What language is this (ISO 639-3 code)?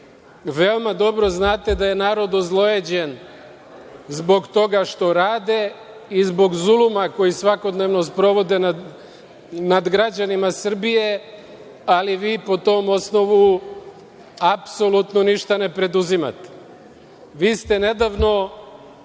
srp